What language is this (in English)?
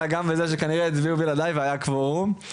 Hebrew